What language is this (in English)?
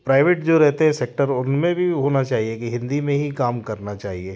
Hindi